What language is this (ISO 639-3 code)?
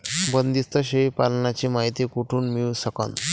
mar